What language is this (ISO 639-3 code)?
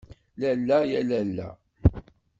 kab